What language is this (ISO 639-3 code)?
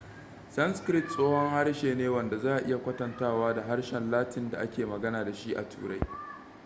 hau